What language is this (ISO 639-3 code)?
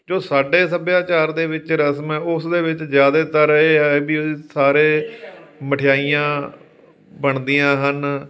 pan